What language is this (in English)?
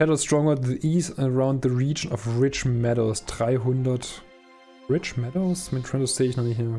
German